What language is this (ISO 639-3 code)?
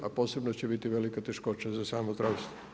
hrv